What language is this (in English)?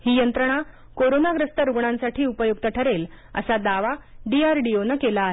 Marathi